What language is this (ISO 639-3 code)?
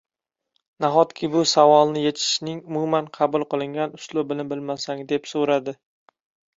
uzb